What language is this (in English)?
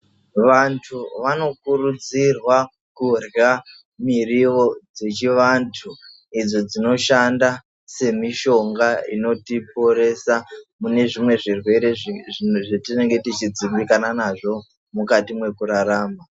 Ndau